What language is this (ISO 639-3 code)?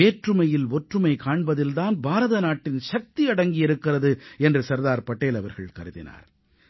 tam